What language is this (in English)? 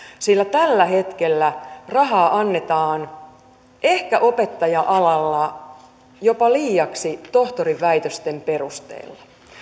Finnish